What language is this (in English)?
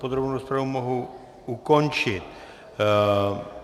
Czech